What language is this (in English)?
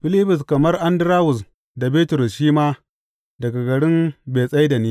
Hausa